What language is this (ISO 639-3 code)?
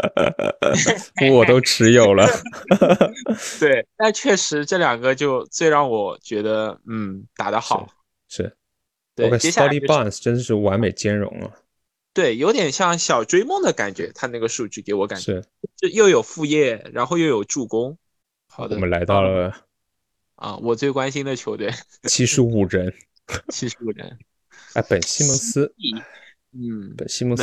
zho